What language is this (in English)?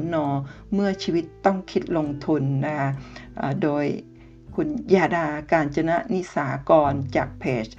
Thai